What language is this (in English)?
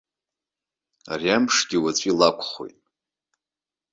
Abkhazian